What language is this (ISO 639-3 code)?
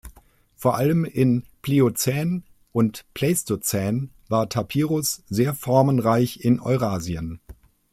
deu